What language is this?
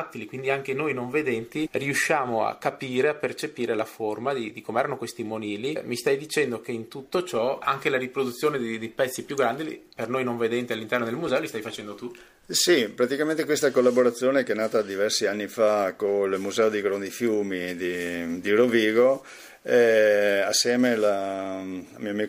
Italian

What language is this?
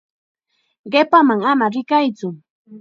Chiquián Ancash Quechua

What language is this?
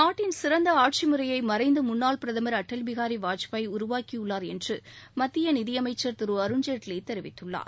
Tamil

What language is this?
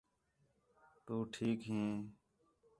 Khetrani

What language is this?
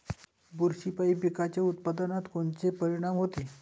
Marathi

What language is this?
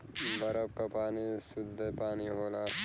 Bhojpuri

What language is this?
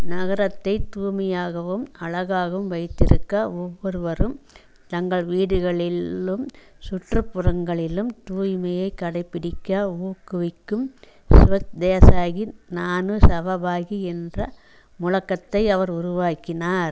Tamil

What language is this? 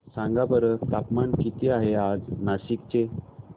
Marathi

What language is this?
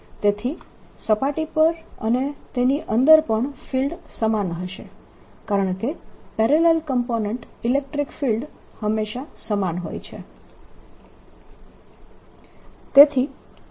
Gujarati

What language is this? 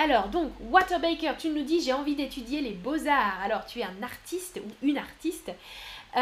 French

